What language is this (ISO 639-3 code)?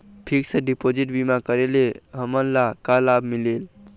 hne